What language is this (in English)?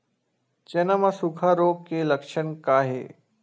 Chhattisgarhi